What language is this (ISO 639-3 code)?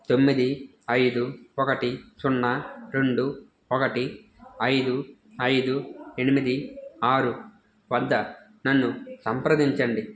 tel